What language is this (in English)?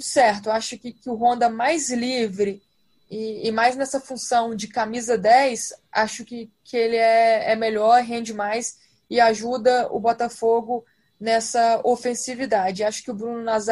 Portuguese